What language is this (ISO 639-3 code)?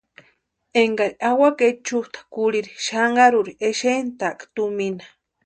pua